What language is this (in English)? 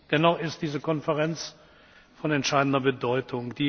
German